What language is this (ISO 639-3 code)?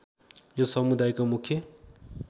nep